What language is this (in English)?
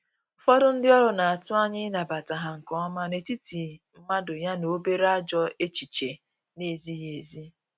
Igbo